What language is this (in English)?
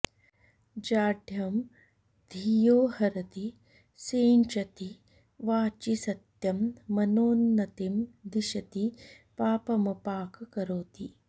Sanskrit